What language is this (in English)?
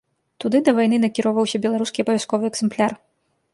Belarusian